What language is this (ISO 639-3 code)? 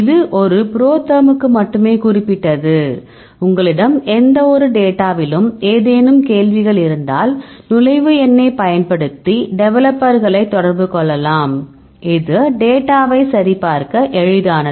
tam